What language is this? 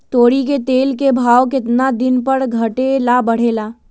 Magahi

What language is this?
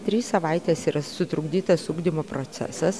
Lithuanian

